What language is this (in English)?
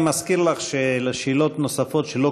Hebrew